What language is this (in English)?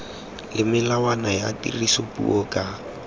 Tswana